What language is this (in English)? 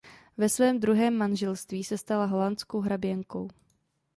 Czech